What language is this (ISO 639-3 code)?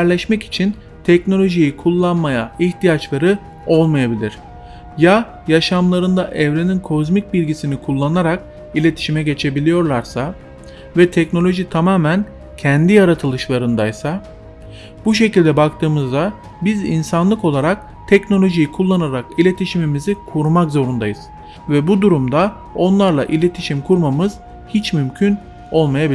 tur